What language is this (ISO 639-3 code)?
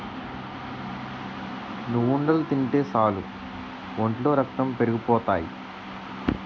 tel